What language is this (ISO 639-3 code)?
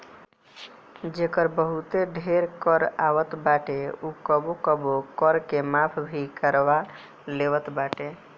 bho